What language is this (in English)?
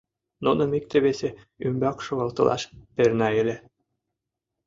Mari